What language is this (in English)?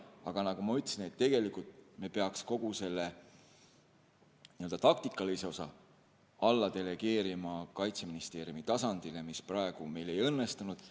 Estonian